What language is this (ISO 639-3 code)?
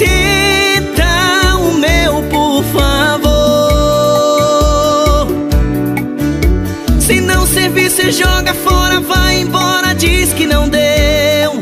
por